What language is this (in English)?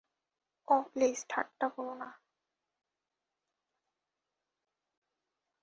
Bangla